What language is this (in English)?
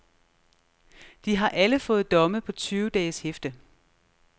Danish